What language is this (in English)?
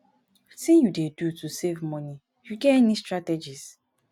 Nigerian Pidgin